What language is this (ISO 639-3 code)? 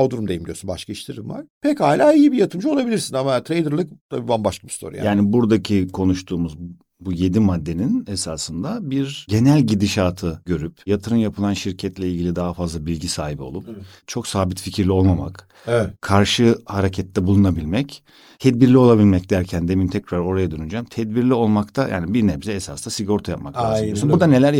tur